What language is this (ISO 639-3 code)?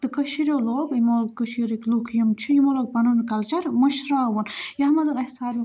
kas